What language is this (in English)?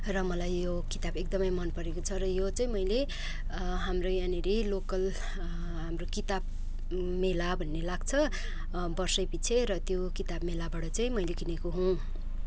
Nepali